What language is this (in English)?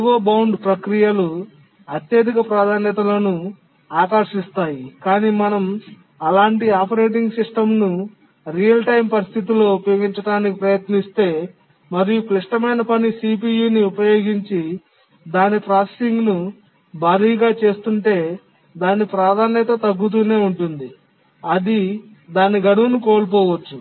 Telugu